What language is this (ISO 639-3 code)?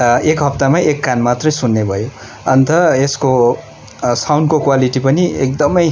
nep